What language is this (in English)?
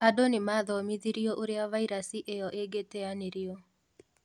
Kikuyu